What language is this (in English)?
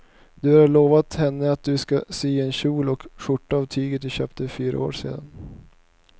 Swedish